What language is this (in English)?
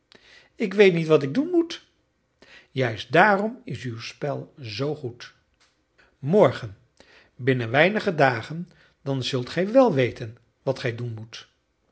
Dutch